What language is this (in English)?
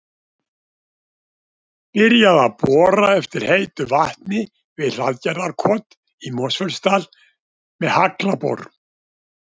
Icelandic